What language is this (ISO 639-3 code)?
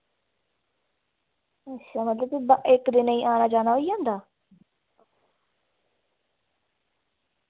doi